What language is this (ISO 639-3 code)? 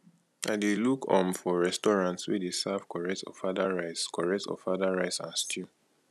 pcm